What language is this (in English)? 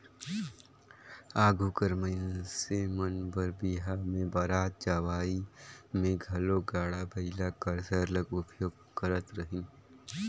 Chhattisgarhi